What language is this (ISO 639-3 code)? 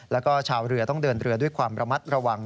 tha